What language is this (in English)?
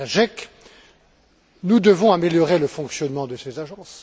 French